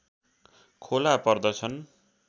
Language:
Nepali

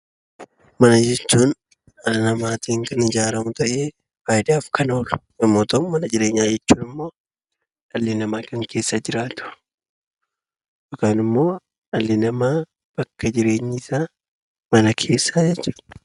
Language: Oromo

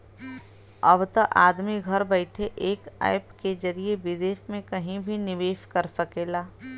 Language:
Bhojpuri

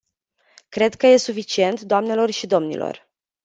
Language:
Romanian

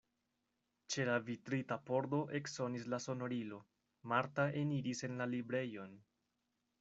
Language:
Esperanto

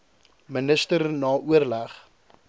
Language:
Afrikaans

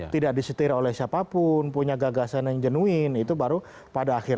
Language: Indonesian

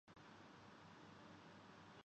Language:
Urdu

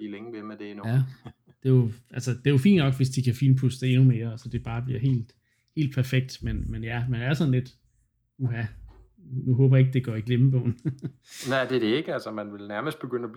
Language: Danish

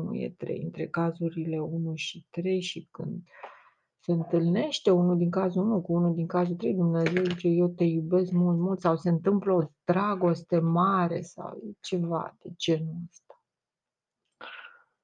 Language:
Romanian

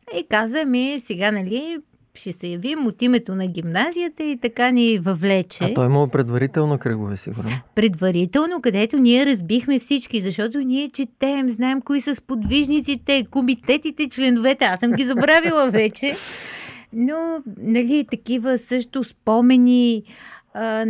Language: Bulgarian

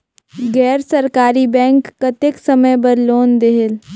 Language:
Chhattisgarhi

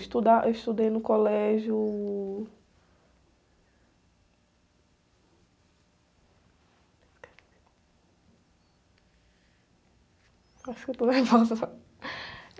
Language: Portuguese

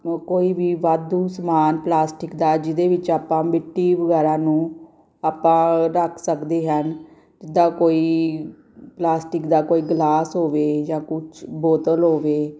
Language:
Punjabi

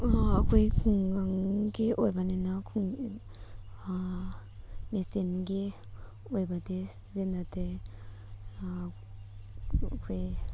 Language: Manipuri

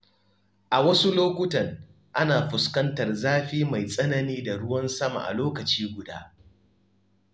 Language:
Hausa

